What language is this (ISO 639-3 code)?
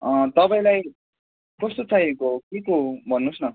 nep